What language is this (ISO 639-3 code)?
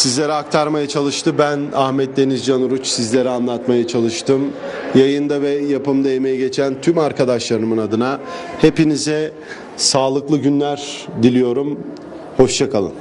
tur